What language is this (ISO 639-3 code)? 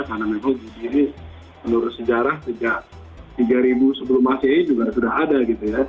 ind